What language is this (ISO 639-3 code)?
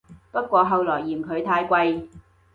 yue